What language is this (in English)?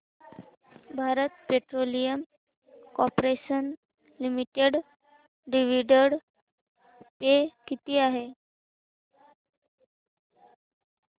Marathi